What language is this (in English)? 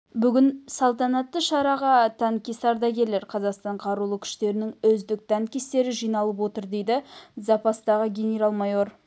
Kazakh